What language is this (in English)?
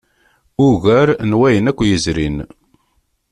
Kabyle